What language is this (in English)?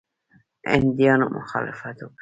Pashto